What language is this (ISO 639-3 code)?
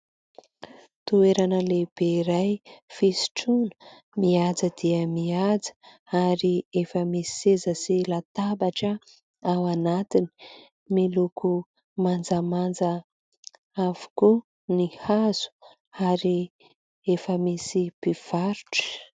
mlg